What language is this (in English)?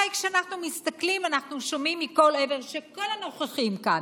Hebrew